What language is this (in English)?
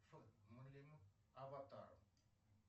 Russian